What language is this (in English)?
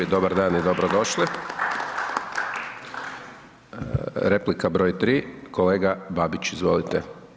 Croatian